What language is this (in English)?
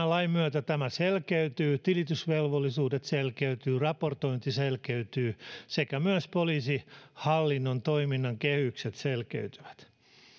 Finnish